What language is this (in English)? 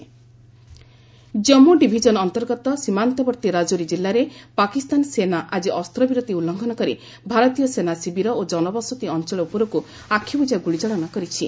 Odia